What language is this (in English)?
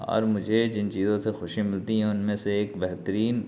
Urdu